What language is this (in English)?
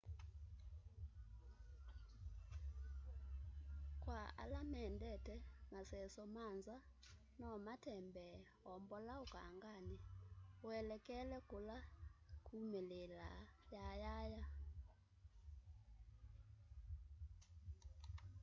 Kamba